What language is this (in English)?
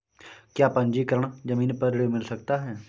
Hindi